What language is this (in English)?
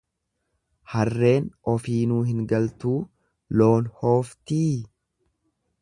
Oromo